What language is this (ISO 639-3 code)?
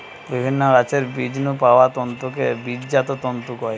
ben